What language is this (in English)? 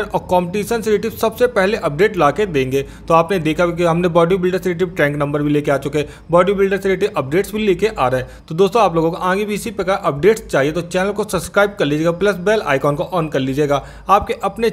Hindi